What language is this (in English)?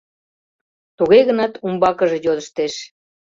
Mari